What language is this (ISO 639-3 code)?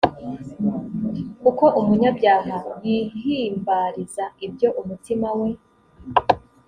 kin